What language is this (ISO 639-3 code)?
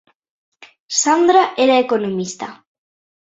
glg